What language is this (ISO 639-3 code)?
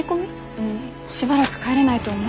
jpn